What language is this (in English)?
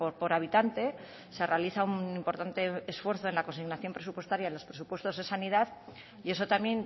Spanish